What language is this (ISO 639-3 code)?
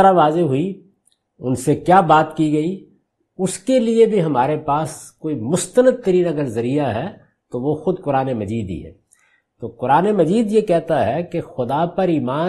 urd